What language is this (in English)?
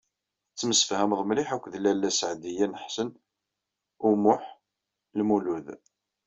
Kabyle